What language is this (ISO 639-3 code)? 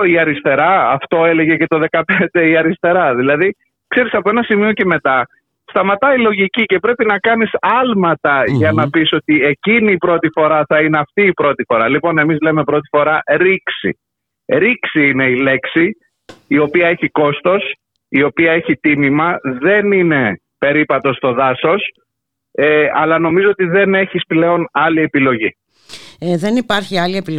ell